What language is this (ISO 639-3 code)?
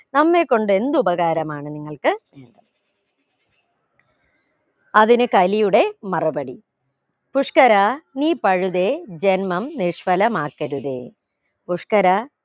mal